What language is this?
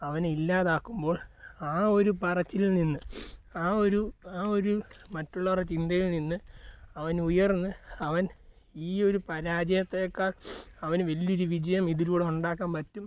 Malayalam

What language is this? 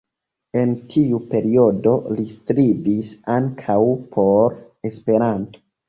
Esperanto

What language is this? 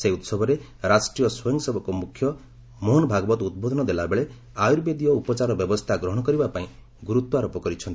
Odia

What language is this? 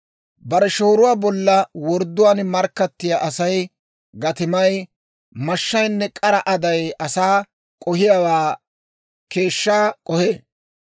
Dawro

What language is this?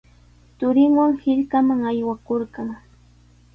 Sihuas Ancash Quechua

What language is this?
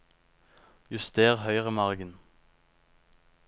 Norwegian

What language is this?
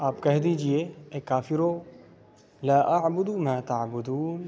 Urdu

